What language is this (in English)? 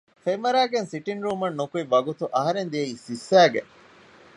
Divehi